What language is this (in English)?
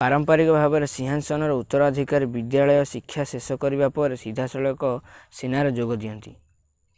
Odia